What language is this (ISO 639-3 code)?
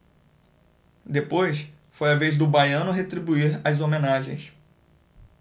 por